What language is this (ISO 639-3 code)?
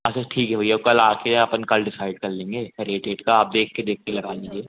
hin